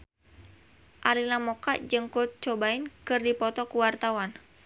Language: Sundanese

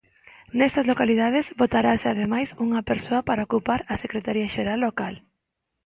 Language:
Galician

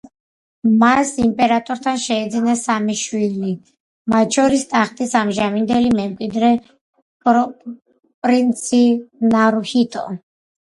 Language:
Georgian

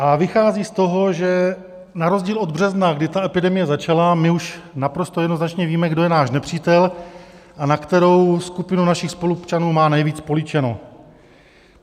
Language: Czech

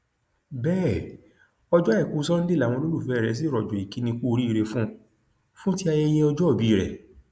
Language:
Yoruba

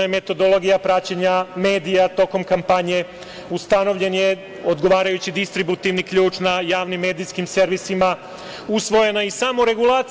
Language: Serbian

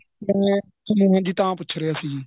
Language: Punjabi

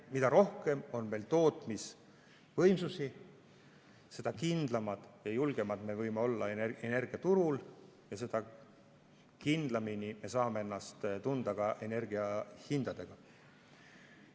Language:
Estonian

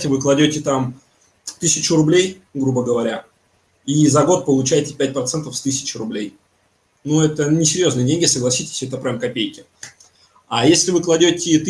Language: Russian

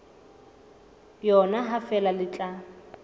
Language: Southern Sotho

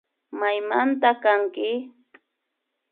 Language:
Imbabura Highland Quichua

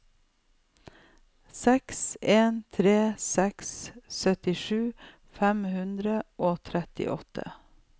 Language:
Norwegian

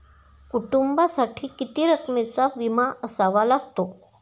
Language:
Marathi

